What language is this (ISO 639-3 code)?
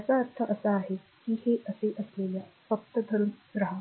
mar